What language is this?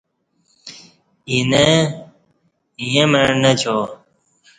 Kati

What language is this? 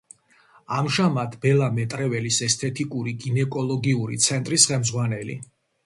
Georgian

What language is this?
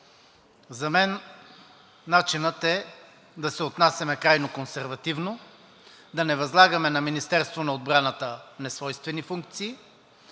Bulgarian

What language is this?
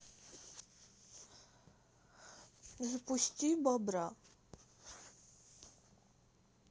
Russian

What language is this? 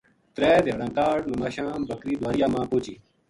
Gujari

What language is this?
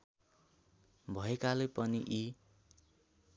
Nepali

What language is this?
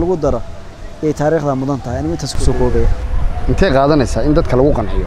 Arabic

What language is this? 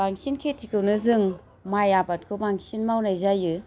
Bodo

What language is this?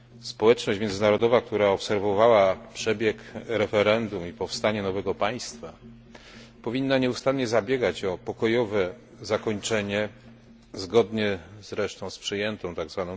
Polish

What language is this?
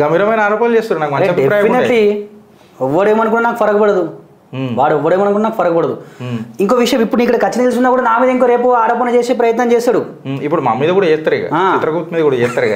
Telugu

